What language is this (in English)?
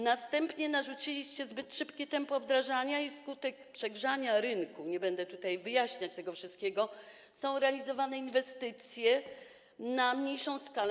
Polish